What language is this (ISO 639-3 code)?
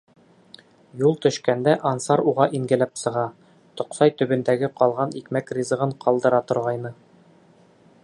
bak